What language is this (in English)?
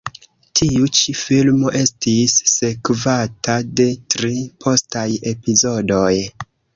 Esperanto